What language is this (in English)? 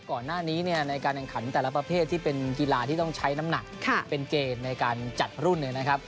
Thai